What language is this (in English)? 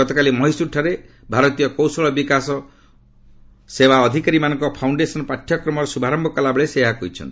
Odia